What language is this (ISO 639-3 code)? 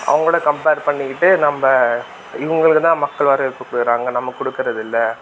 tam